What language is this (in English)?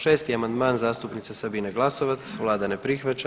Croatian